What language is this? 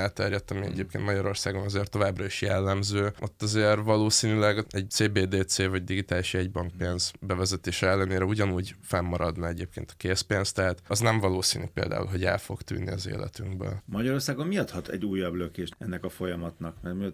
Hungarian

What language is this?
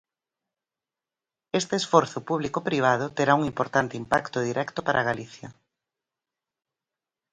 Galician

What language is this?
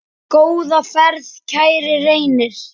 Icelandic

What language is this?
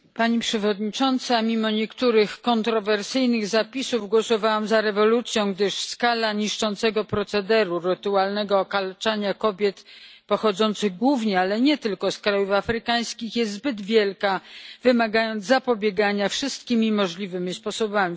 Polish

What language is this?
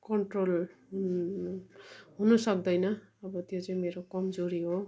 Nepali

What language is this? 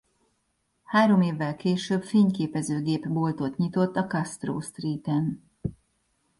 Hungarian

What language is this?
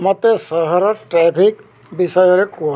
Odia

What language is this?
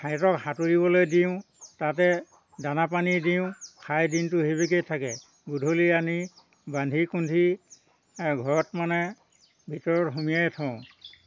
Assamese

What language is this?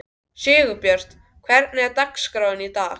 Icelandic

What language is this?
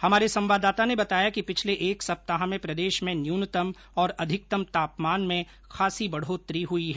Hindi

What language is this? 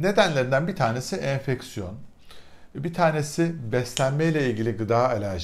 Turkish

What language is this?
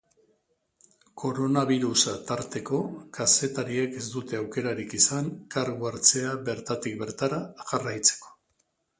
Basque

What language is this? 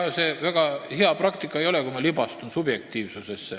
Estonian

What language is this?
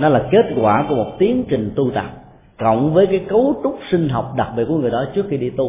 Vietnamese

